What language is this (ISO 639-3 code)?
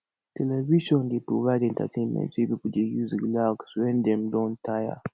pcm